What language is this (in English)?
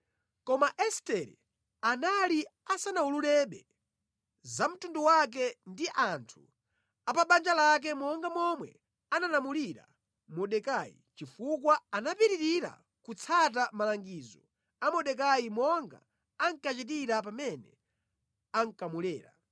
Nyanja